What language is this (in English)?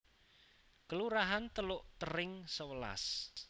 Javanese